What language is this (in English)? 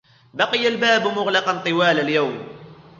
Arabic